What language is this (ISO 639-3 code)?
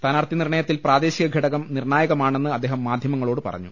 mal